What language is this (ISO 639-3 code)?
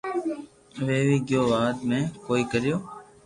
lrk